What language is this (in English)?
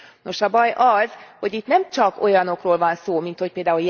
Hungarian